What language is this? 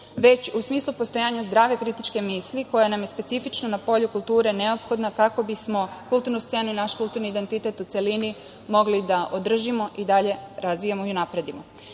Serbian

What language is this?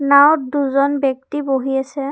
Assamese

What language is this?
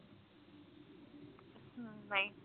Punjabi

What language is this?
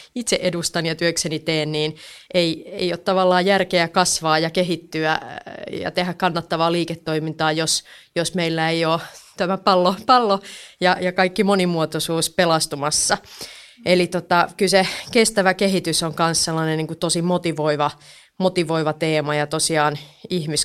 Finnish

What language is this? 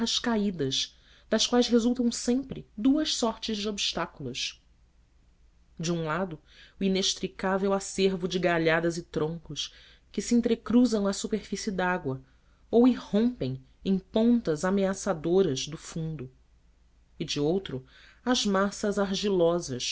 Portuguese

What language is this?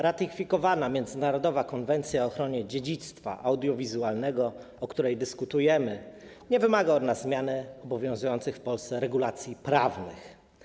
Polish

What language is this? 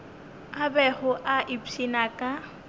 Northern Sotho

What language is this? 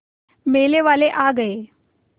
Hindi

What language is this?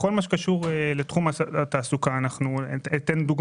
Hebrew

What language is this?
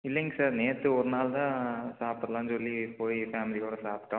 Tamil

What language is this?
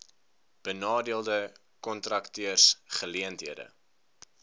Afrikaans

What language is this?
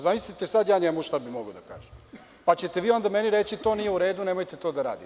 Serbian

